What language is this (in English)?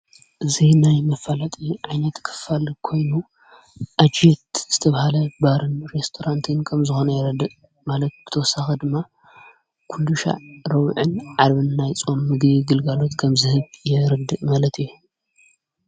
Tigrinya